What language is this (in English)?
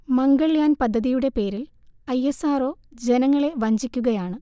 Malayalam